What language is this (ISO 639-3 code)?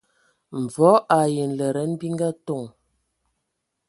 ewo